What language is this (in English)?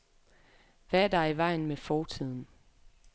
Danish